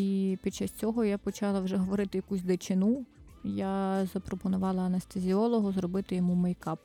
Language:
Ukrainian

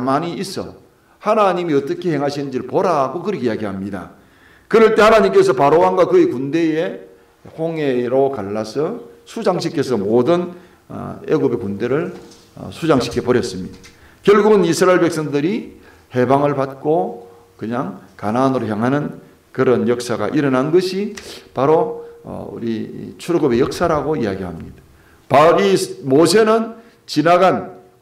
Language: Korean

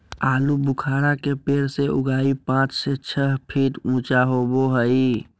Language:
Magahi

